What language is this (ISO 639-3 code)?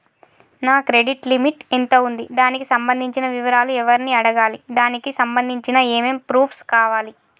tel